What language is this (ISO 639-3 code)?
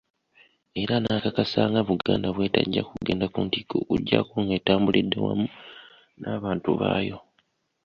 lug